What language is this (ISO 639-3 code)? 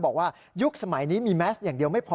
tha